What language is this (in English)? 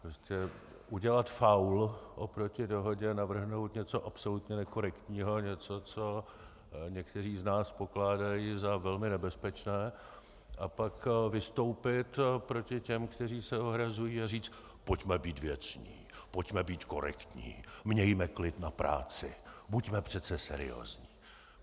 Czech